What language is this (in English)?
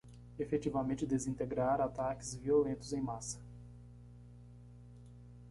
Portuguese